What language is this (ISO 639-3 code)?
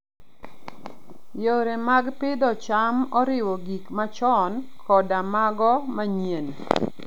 luo